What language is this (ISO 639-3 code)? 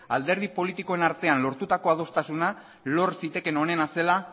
eus